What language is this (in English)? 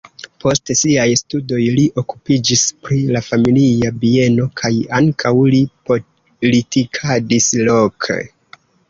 Esperanto